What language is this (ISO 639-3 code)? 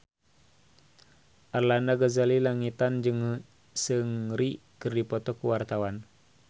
sun